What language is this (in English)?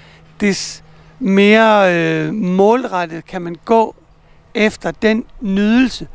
Danish